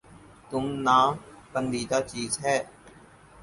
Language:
Urdu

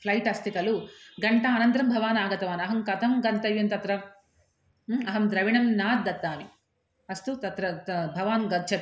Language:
Sanskrit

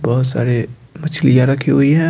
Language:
Hindi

